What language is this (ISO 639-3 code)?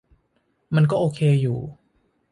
tha